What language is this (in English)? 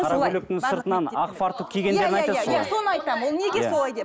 Kazakh